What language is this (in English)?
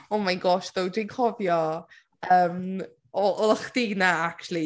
Welsh